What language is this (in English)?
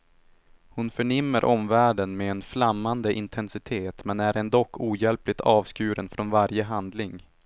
Swedish